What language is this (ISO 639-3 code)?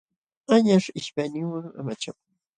qxw